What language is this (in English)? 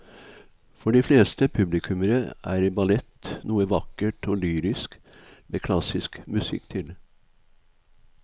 Norwegian